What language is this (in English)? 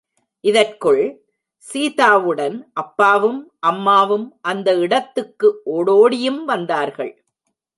Tamil